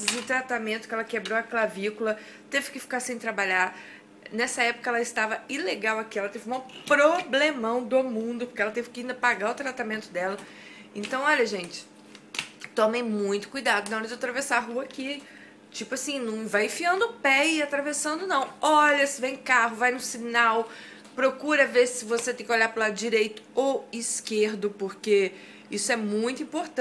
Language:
Portuguese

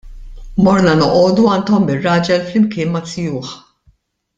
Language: Maltese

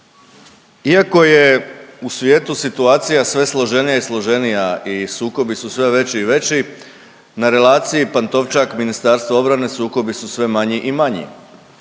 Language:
Croatian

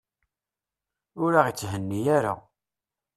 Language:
Kabyle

